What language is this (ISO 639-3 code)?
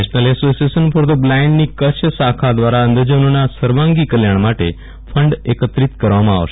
guj